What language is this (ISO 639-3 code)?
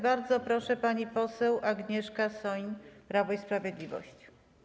pol